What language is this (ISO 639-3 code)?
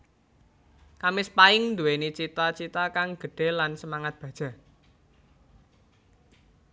jav